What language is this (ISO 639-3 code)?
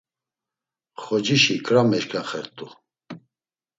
lzz